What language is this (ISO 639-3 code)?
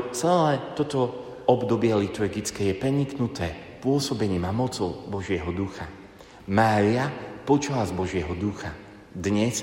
slk